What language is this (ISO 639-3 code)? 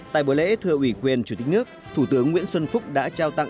vie